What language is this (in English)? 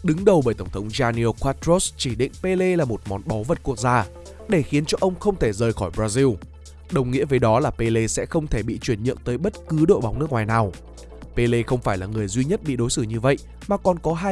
Vietnamese